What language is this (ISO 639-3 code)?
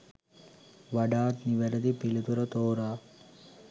sin